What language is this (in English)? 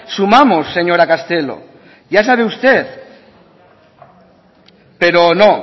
Spanish